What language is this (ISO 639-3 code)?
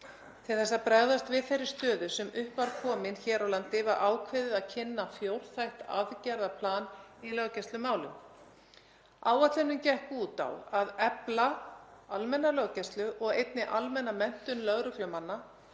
isl